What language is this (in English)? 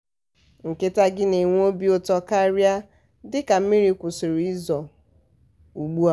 Igbo